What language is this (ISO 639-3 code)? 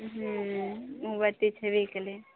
mai